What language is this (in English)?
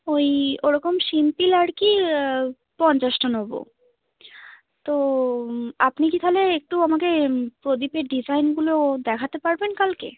Bangla